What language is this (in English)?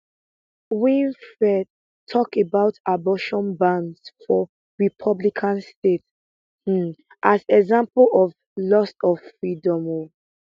Nigerian Pidgin